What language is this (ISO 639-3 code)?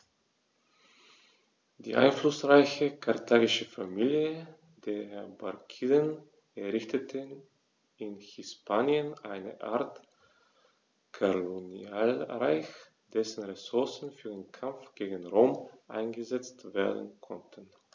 deu